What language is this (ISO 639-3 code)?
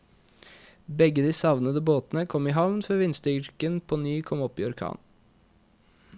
nor